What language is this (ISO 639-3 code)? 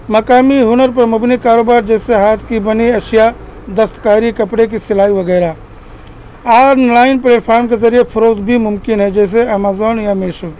urd